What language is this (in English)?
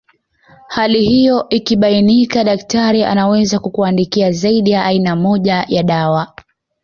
Swahili